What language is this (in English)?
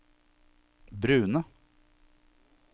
Norwegian